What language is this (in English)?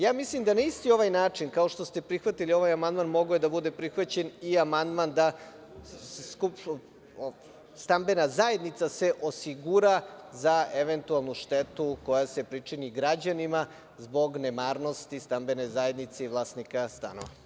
Serbian